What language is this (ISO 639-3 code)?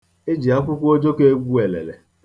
ibo